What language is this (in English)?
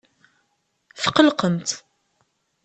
Kabyle